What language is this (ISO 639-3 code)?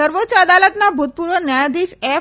guj